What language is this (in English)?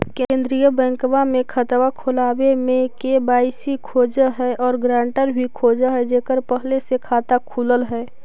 Magahi